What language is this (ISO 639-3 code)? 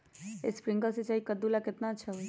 mag